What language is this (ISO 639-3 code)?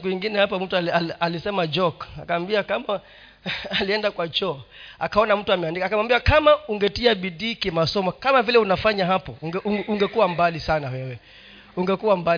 swa